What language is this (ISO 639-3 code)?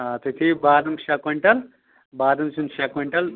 kas